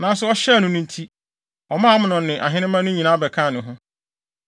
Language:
Akan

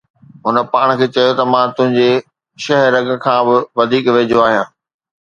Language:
Sindhi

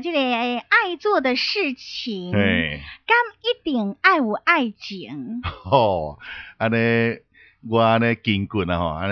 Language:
Chinese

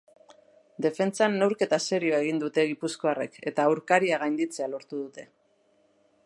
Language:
Basque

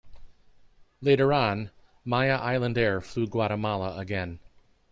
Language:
English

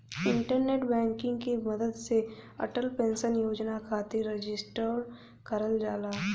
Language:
Bhojpuri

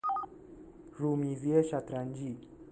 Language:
Persian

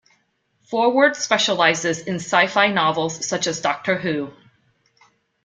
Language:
English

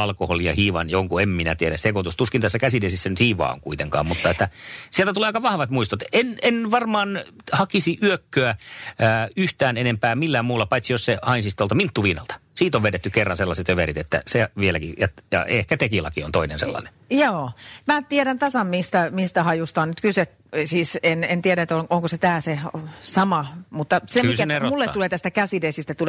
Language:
Finnish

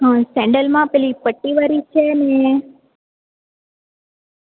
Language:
Gujarati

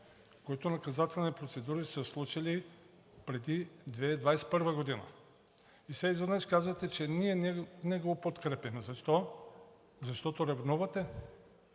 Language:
Bulgarian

